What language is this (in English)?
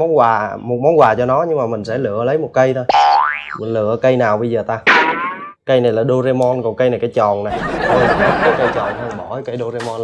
Vietnamese